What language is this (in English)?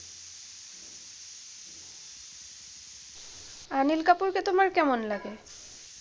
Bangla